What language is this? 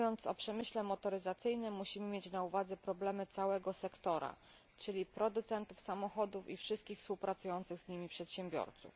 Polish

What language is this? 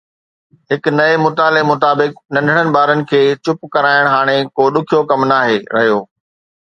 Sindhi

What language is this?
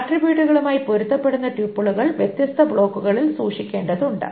Malayalam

